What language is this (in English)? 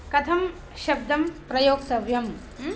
Sanskrit